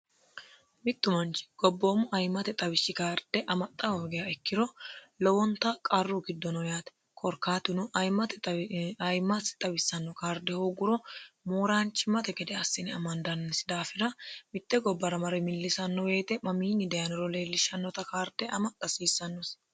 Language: Sidamo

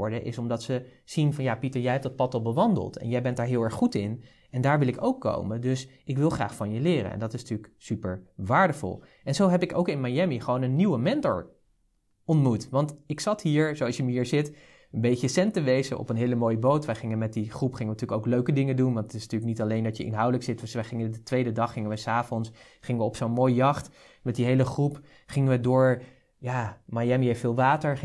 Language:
Dutch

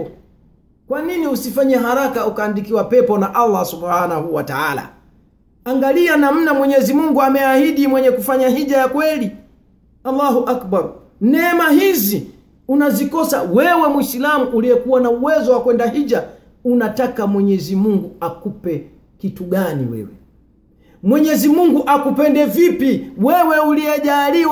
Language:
Swahili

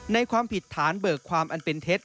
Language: Thai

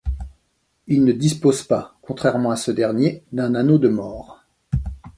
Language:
French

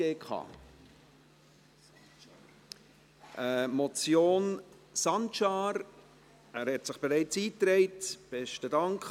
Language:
Swiss German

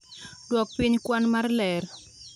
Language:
Luo (Kenya and Tanzania)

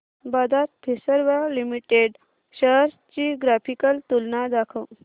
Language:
Marathi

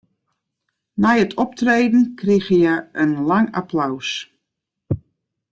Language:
Western Frisian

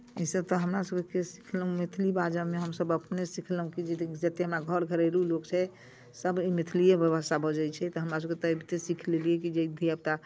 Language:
Maithili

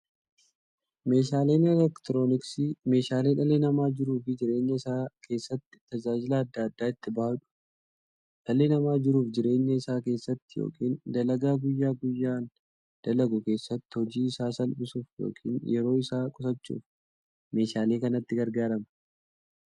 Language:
Oromo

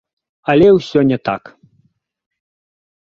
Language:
Belarusian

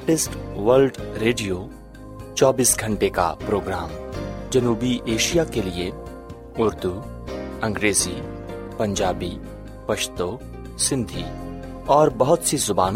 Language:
Urdu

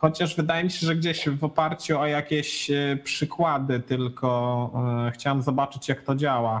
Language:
Polish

